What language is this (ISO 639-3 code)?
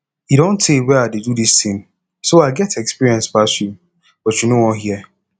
pcm